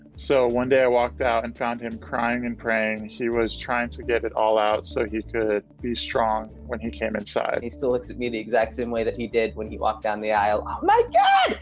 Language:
English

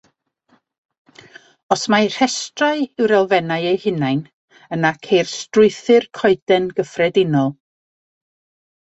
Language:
Welsh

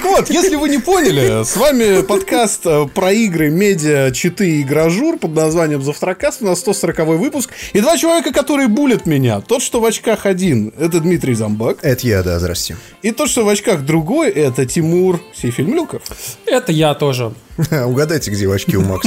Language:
Russian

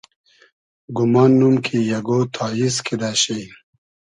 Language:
Hazaragi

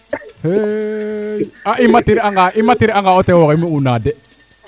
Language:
Serer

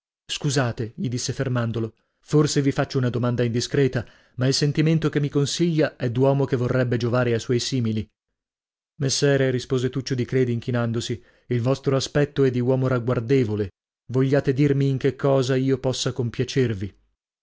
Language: Italian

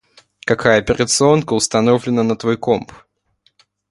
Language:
Russian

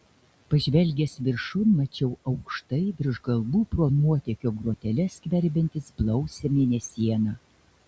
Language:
Lithuanian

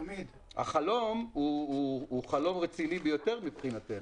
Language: Hebrew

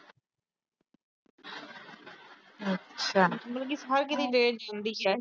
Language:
Punjabi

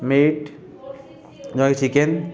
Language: Odia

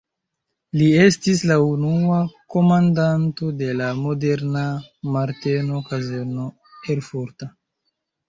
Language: Esperanto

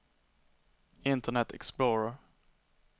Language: Swedish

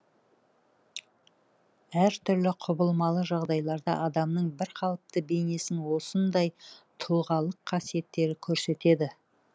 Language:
Kazakh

